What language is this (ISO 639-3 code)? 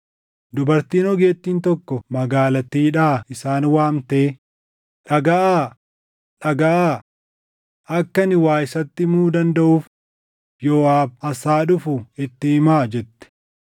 orm